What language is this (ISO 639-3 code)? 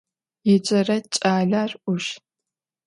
ady